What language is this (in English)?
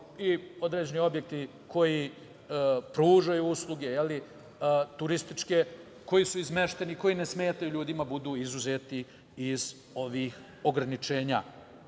Serbian